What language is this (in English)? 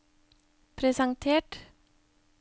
Norwegian